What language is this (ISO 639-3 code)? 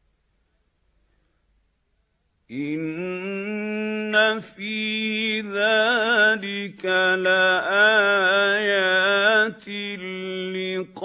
ara